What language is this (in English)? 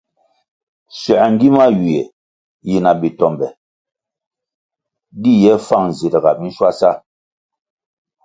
Kwasio